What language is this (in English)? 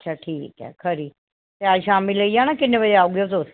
Dogri